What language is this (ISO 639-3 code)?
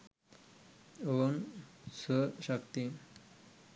sin